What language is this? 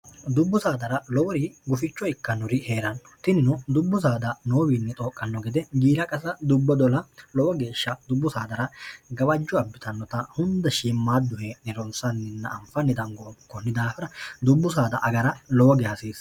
Sidamo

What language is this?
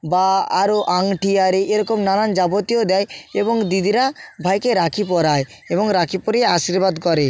Bangla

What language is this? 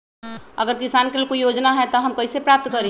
Magahi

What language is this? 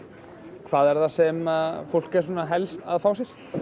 Icelandic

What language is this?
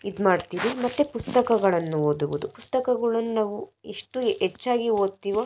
Kannada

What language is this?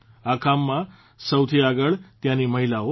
Gujarati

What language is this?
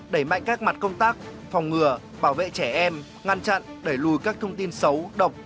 Vietnamese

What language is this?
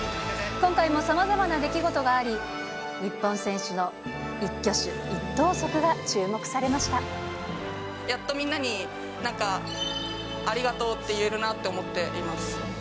Japanese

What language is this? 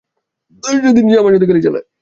Bangla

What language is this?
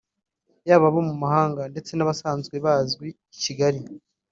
Kinyarwanda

